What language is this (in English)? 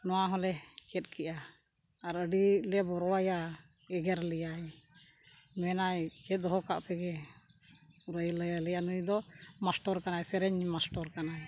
Santali